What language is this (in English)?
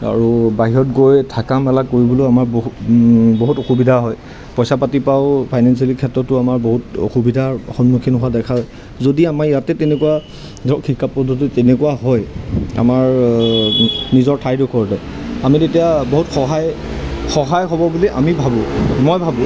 Assamese